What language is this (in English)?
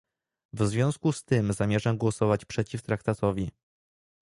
Polish